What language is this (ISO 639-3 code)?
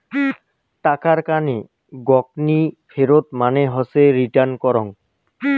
ben